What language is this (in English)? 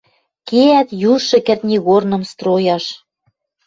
Western Mari